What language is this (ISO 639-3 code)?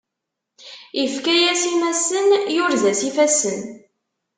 kab